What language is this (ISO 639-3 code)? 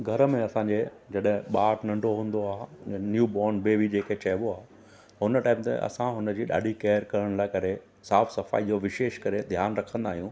snd